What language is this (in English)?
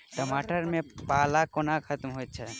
Maithili